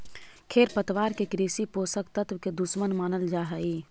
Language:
Magahi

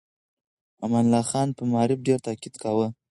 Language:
Pashto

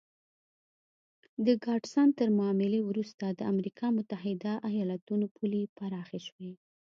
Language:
Pashto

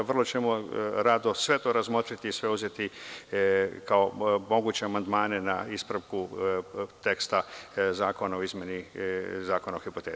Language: Serbian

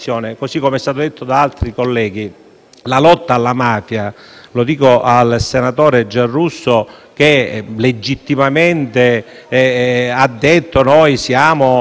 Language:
Italian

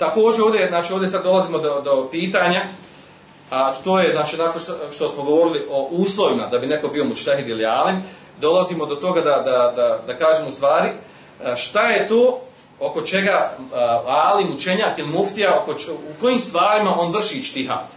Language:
Croatian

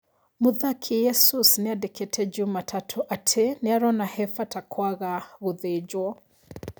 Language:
Kikuyu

